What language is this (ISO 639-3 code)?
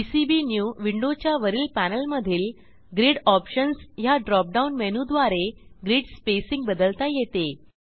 mar